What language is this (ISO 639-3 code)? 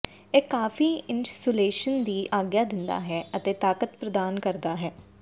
pan